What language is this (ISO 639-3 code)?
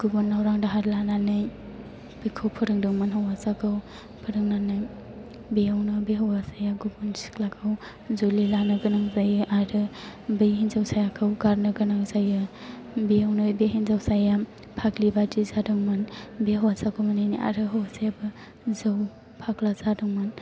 brx